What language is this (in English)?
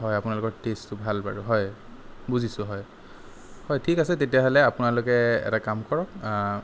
Assamese